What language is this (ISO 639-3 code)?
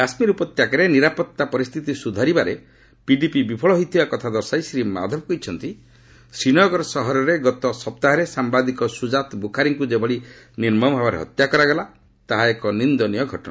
ori